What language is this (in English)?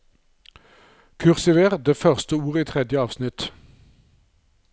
Norwegian